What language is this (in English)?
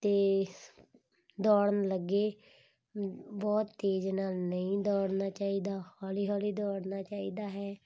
Punjabi